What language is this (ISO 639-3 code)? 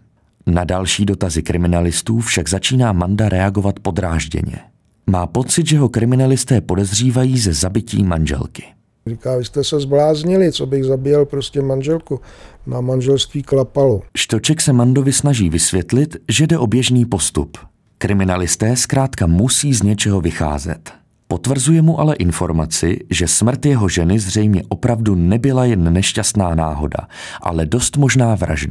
ces